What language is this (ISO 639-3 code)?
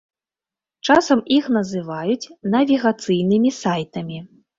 bel